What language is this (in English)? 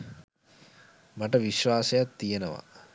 Sinhala